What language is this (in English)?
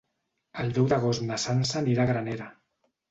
Catalan